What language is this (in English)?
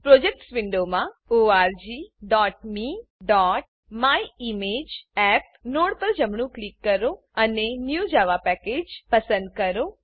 Gujarati